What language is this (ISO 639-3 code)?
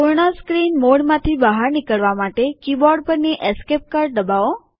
guj